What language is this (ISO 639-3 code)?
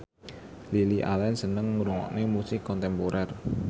jav